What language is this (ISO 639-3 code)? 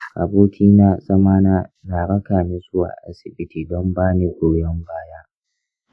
hau